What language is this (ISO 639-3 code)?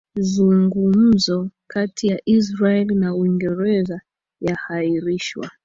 swa